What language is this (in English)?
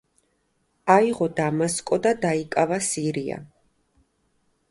Georgian